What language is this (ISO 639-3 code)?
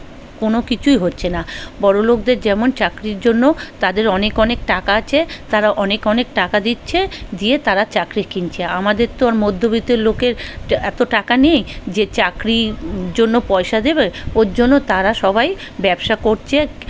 ben